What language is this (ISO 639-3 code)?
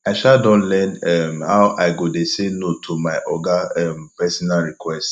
pcm